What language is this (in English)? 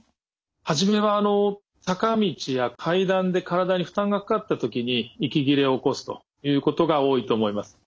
Japanese